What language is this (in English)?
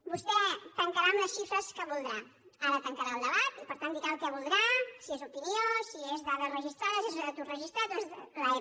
Catalan